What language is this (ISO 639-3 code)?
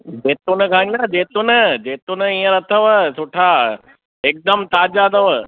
snd